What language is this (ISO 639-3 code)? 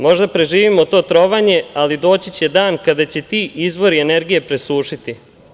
srp